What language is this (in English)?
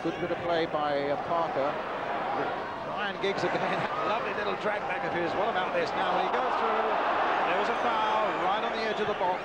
English